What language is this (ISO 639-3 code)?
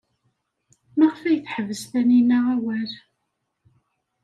kab